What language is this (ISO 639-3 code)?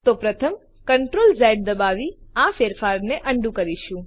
guj